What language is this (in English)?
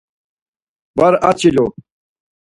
Laz